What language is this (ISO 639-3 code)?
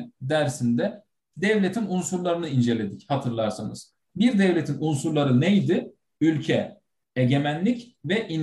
tur